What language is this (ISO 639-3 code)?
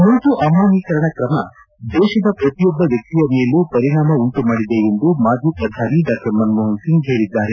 kan